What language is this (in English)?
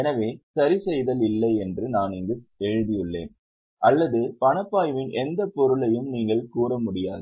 Tamil